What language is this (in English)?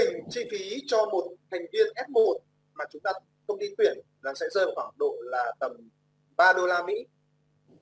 Vietnamese